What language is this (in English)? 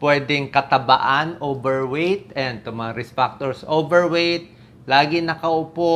Filipino